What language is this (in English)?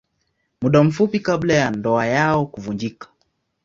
Swahili